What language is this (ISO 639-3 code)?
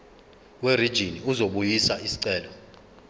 zul